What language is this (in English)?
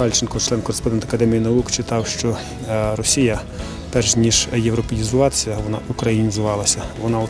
Ukrainian